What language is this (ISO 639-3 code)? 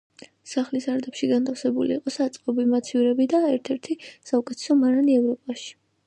kat